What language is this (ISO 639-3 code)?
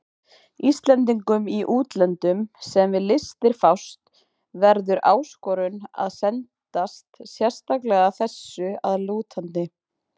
isl